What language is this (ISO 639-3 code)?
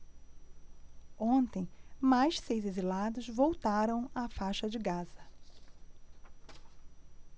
por